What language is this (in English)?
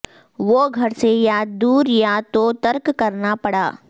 Urdu